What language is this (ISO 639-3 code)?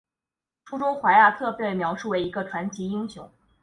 zho